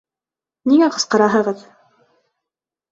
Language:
Bashkir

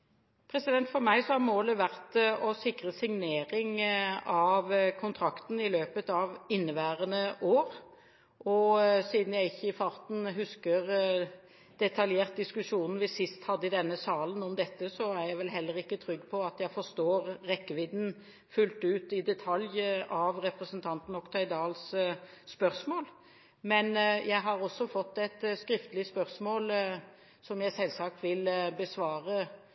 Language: Norwegian Bokmål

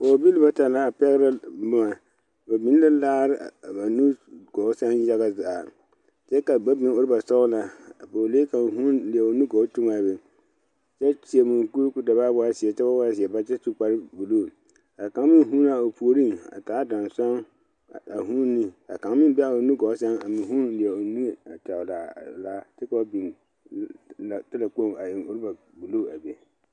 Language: Southern Dagaare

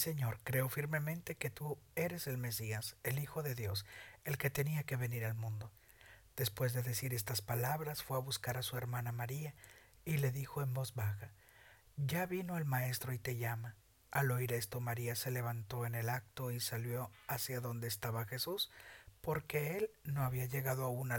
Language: Spanish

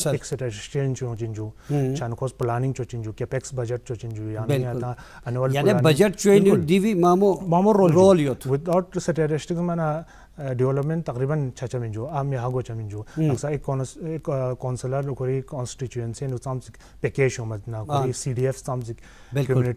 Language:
Dutch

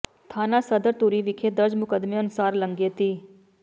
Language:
Punjabi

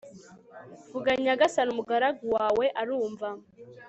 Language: Kinyarwanda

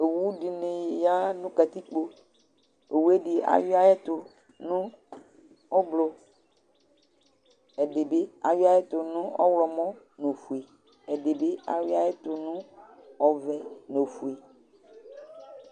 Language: Ikposo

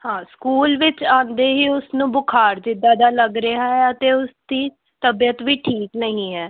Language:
Punjabi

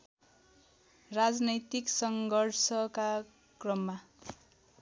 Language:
Nepali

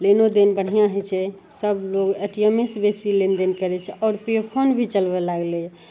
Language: Maithili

